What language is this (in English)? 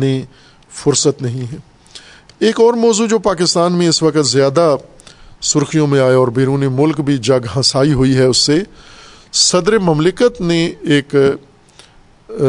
Urdu